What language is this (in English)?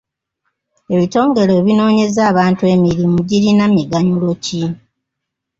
Ganda